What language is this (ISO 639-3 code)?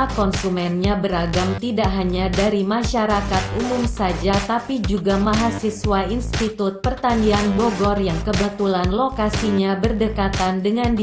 ind